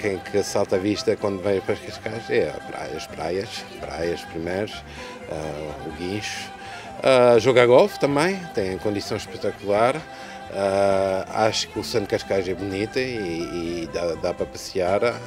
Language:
Portuguese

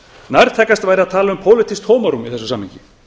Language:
Icelandic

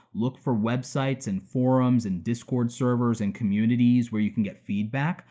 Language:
English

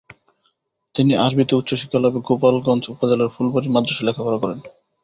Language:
Bangla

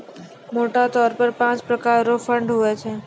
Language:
Maithili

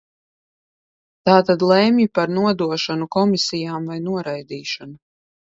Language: Latvian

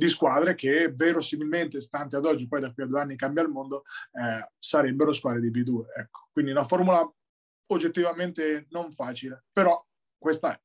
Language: Italian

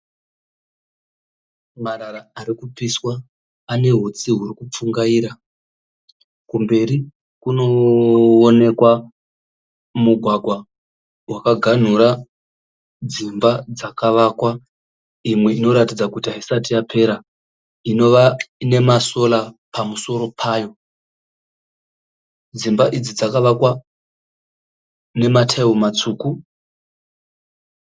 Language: Shona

